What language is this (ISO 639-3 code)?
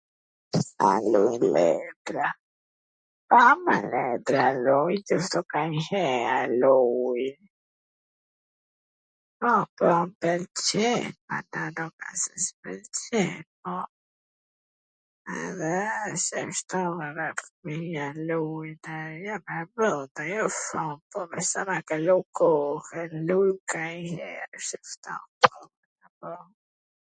aln